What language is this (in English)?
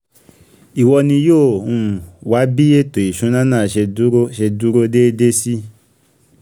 Yoruba